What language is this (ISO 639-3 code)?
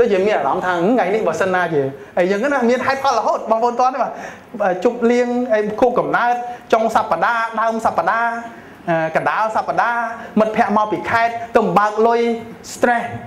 tha